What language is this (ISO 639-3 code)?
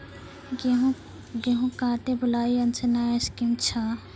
mai